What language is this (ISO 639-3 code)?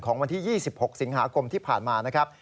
tha